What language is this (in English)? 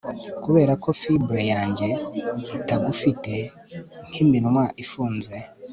Kinyarwanda